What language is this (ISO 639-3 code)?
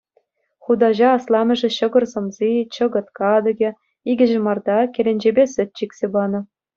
chv